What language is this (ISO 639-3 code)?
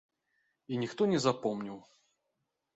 bel